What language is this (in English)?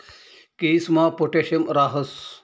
Marathi